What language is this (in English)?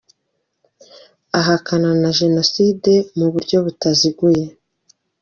Kinyarwanda